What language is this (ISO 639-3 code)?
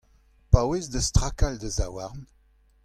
bre